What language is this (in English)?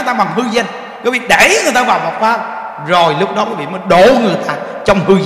Vietnamese